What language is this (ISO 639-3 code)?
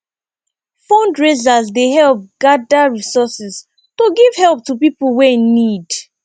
pcm